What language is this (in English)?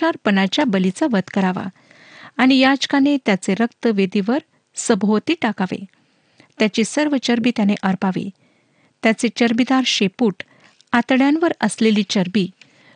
Marathi